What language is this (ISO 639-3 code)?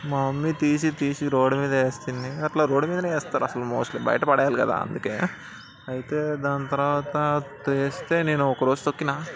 tel